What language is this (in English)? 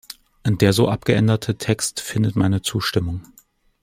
German